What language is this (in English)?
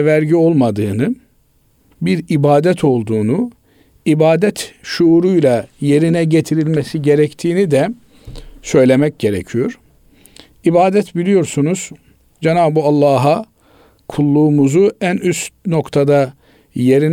Turkish